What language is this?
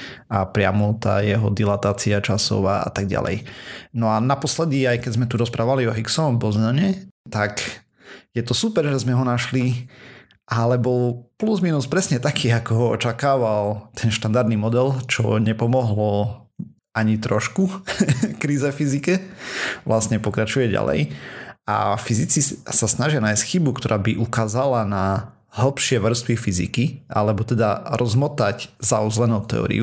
Slovak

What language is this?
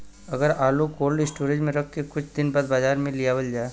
Bhojpuri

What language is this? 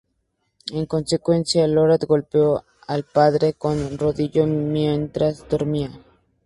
Spanish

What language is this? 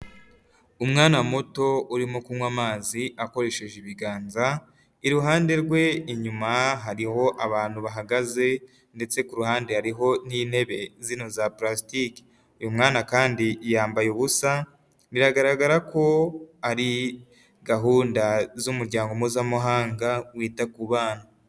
Kinyarwanda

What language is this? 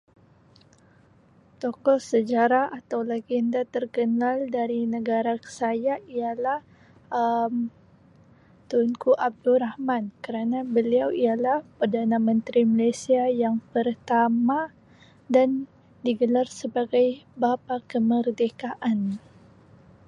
Sabah Malay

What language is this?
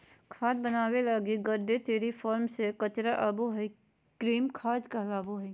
Magahi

